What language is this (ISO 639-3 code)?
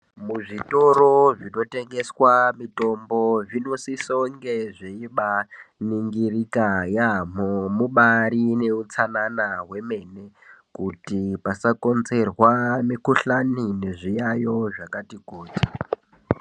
ndc